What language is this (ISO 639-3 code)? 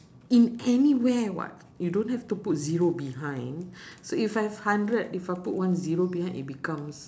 eng